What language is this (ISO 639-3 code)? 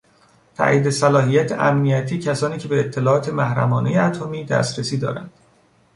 fas